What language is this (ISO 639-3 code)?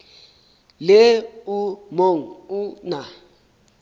sot